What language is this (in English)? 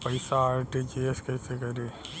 Bhojpuri